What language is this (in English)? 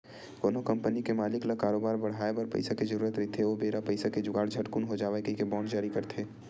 Chhattisgarhi